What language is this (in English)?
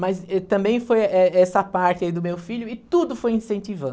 Portuguese